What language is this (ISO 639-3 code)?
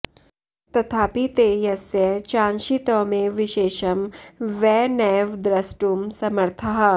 san